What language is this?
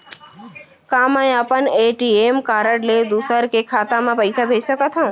Chhattisgarhi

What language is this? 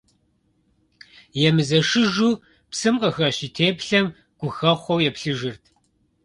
Kabardian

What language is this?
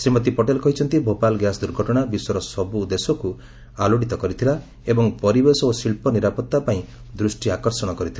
Odia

